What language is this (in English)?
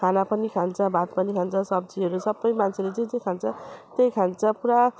Nepali